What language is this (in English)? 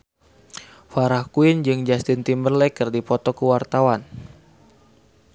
Sundanese